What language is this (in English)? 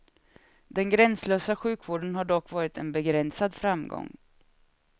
Swedish